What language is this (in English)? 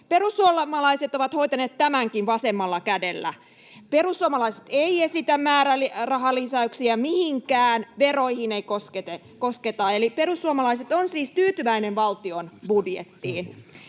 Finnish